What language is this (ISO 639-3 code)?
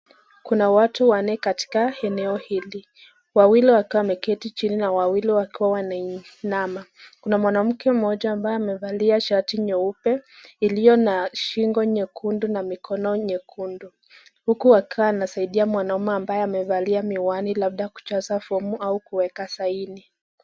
swa